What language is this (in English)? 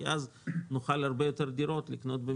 Hebrew